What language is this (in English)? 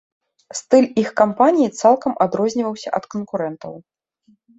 Belarusian